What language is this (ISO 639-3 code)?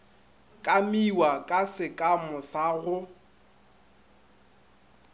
nso